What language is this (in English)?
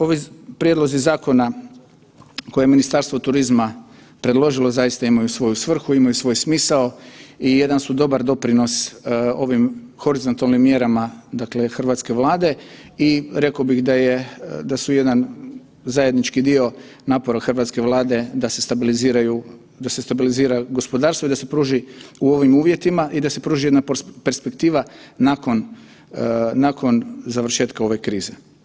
Croatian